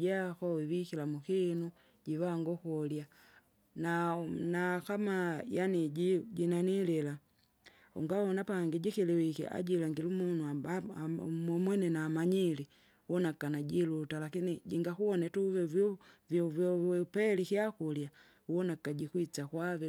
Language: Kinga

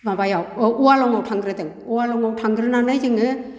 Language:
Bodo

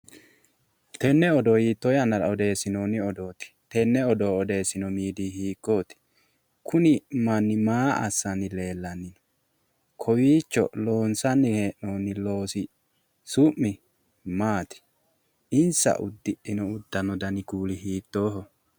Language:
Sidamo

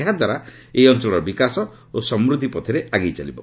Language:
Odia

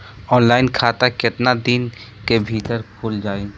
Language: Bhojpuri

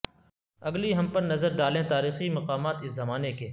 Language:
Urdu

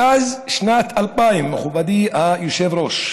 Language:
Hebrew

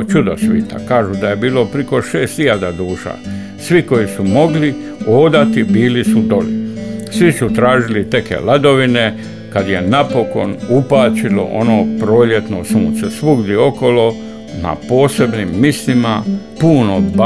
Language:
Croatian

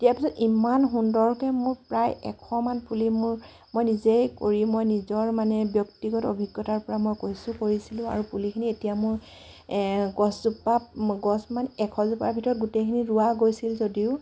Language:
Assamese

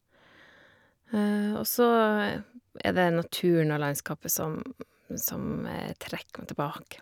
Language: Norwegian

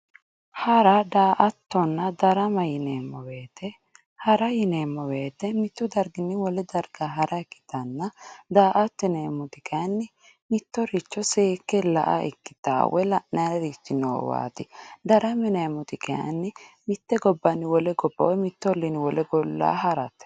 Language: Sidamo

